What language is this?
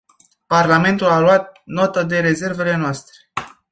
Romanian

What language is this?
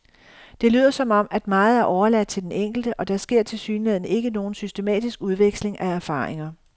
Danish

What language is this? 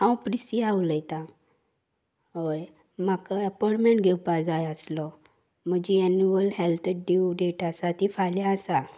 Konkani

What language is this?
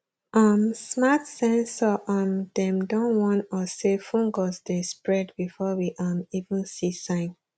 Nigerian Pidgin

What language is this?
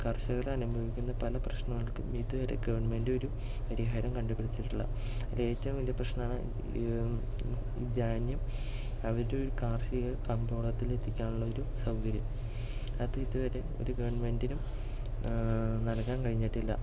Malayalam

